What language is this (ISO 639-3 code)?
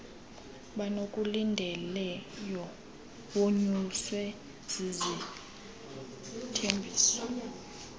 xho